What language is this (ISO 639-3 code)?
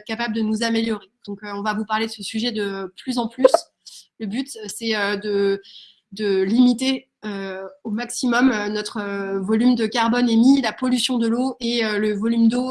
fra